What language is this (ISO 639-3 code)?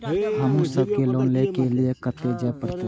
mai